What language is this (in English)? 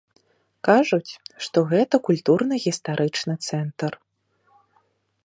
Belarusian